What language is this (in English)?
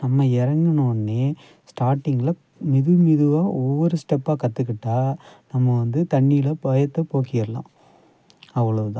Tamil